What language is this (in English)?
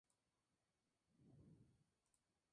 Spanish